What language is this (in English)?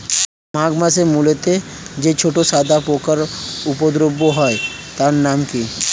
Bangla